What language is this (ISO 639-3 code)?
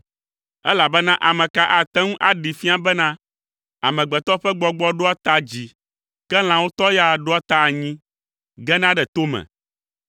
ewe